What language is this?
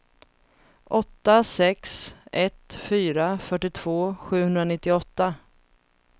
Swedish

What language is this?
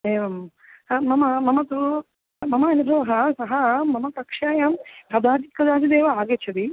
Sanskrit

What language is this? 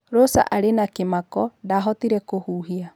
Kikuyu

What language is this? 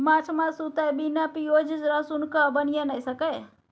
Maithili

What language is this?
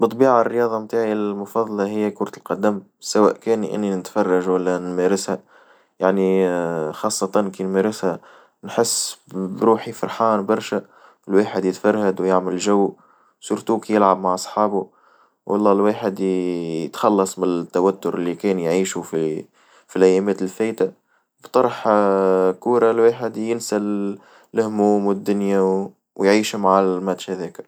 Tunisian Arabic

